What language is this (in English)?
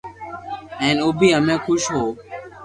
Loarki